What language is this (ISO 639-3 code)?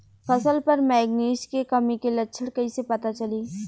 bho